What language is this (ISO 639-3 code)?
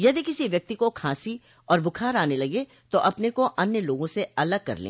hin